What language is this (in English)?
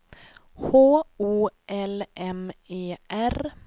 Swedish